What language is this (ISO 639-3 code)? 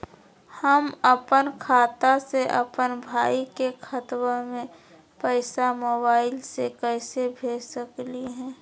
mag